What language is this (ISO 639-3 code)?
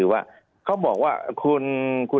tha